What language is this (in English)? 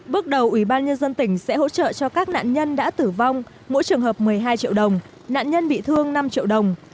Vietnamese